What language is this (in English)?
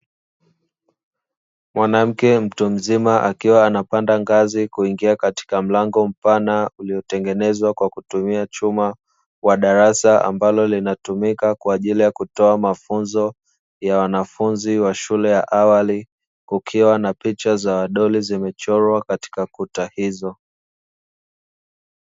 Swahili